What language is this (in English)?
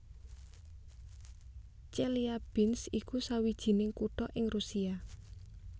Javanese